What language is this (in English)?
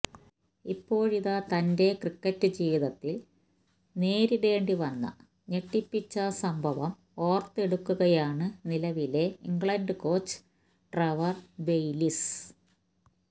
Malayalam